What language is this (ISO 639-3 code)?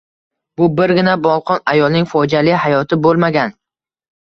uzb